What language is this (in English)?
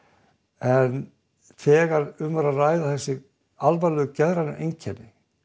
Icelandic